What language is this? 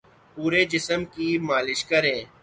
Urdu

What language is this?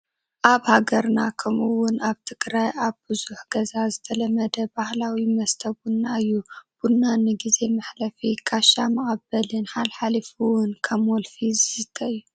Tigrinya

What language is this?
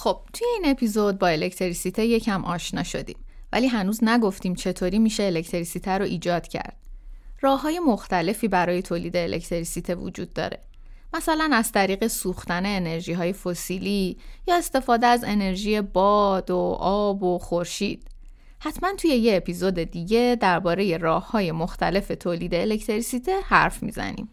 Persian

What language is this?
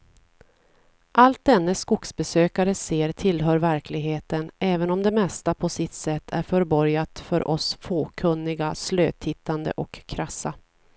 Swedish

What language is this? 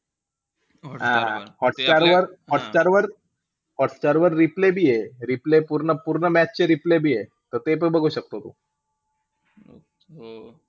Marathi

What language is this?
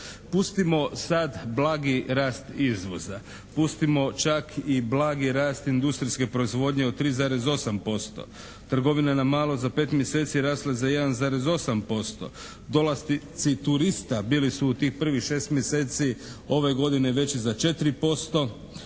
Croatian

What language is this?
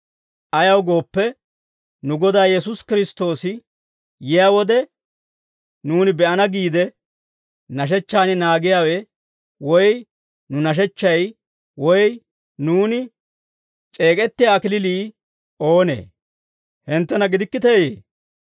Dawro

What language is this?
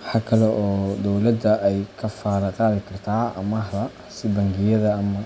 Somali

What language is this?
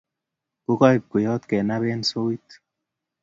Kalenjin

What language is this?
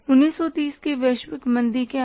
Hindi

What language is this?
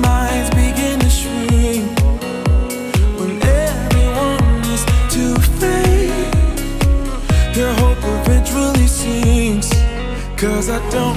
Portuguese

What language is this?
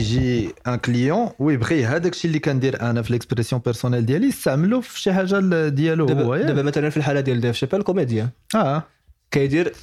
Arabic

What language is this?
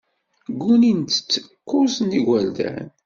Kabyle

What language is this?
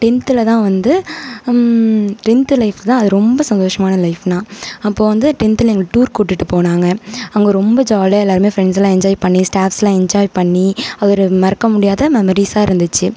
Tamil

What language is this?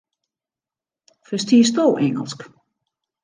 Western Frisian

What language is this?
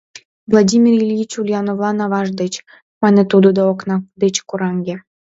Mari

